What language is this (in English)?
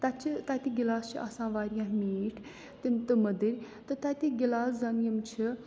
Kashmiri